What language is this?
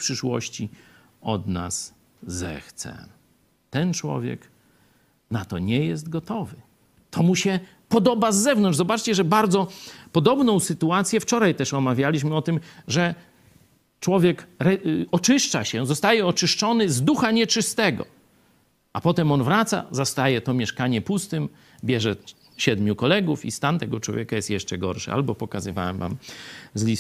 Polish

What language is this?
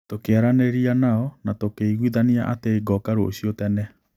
Kikuyu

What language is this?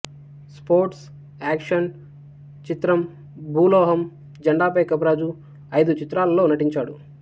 Telugu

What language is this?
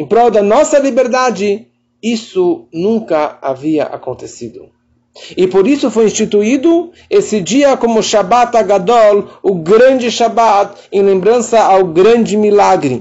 Portuguese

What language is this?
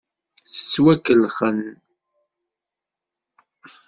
Kabyle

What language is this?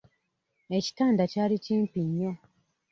Ganda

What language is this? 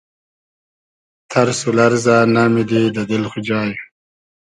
Hazaragi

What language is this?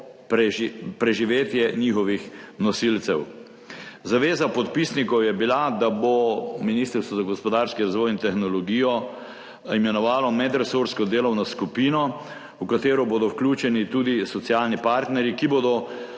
Slovenian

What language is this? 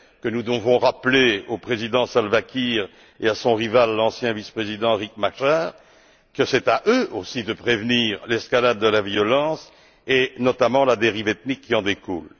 French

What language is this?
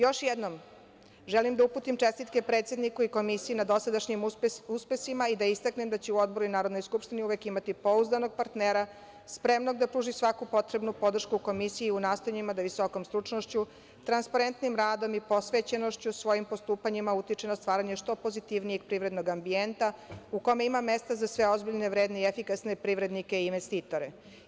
Serbian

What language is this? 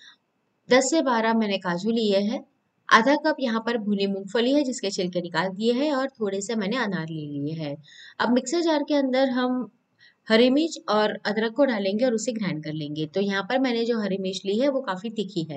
Hindi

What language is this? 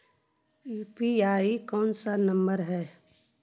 Magahi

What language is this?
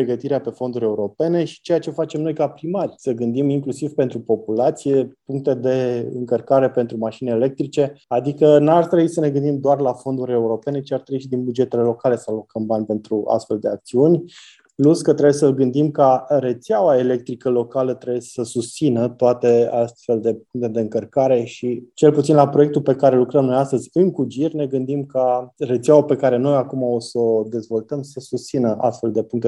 Romanian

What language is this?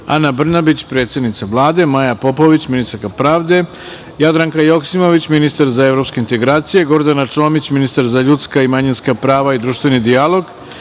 Serbian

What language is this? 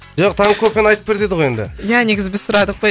Kazakh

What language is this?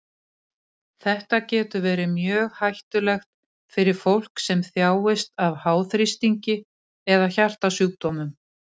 Icelandic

